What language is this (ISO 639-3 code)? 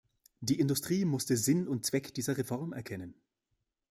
deu